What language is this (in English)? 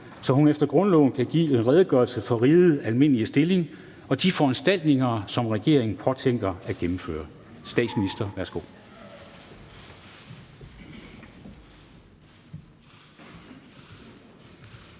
Danish